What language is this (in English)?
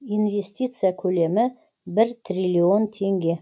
Kazakh